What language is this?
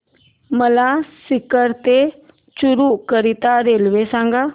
Marathi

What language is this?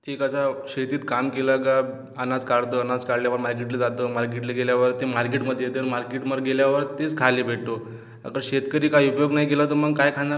Marathi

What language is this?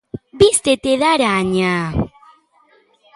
Galician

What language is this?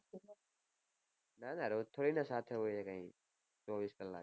Gujarati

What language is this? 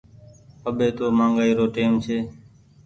Goaria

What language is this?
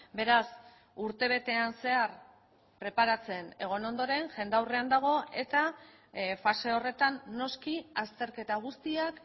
Basque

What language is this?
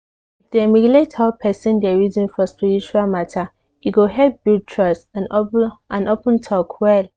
Nigerian Pidgin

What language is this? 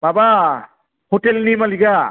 Bodo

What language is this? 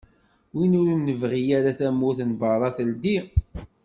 Kabyle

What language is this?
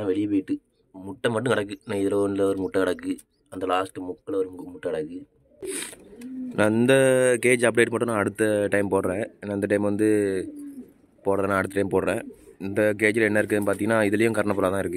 Indonesian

